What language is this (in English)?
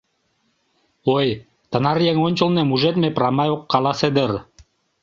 Mari